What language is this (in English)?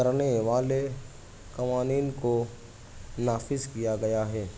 Urdu